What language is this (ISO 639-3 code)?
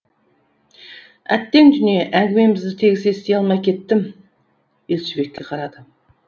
kaz